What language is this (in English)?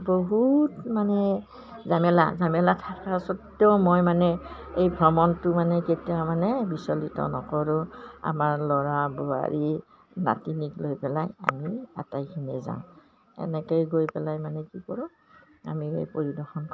Assamese